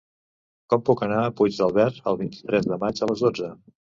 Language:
Catalan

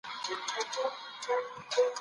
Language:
Pashto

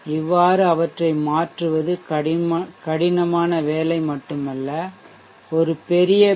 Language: Tamil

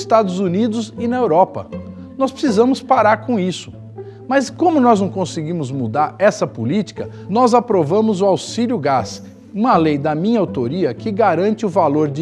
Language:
Portuguese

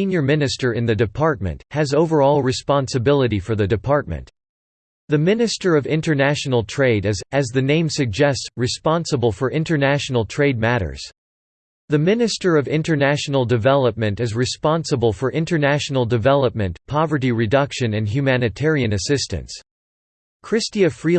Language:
English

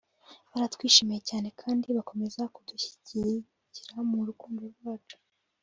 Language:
Kinyarwanda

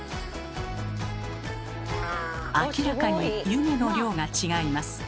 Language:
Japanese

